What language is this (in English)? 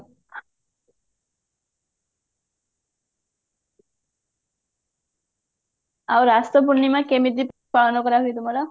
Odia